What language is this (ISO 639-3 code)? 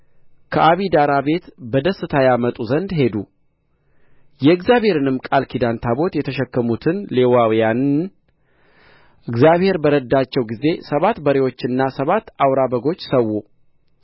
amh